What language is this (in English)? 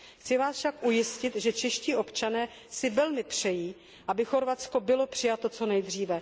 Czech